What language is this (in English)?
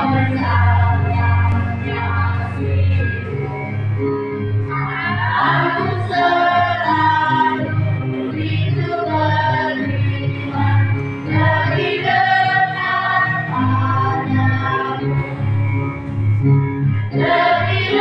Indonesian